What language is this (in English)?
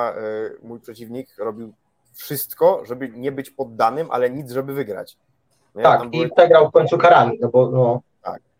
Polish